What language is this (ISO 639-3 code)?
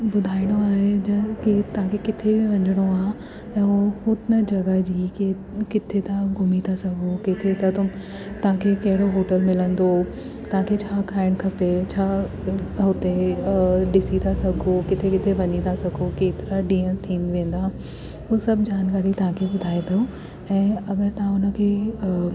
snd